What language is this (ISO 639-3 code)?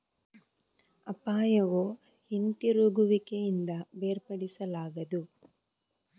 kan